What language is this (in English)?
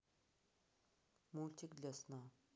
Russian